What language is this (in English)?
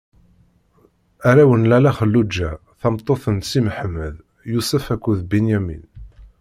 Kabyle